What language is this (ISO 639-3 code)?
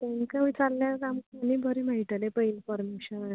kok